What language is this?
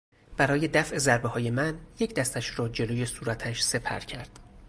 Persian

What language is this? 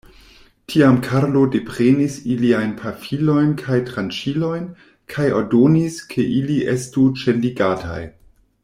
Esperanto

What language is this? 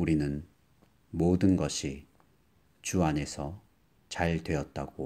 Korean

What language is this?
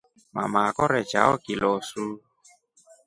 Rombo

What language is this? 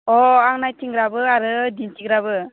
Bodo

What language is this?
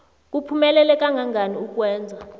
South Ndebele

